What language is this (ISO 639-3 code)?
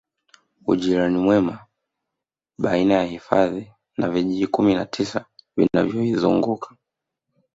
swa